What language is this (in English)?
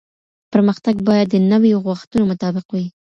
Pashto